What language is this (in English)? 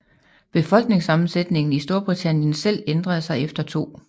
Danish